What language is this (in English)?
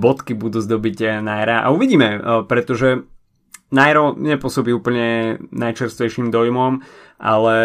Slovak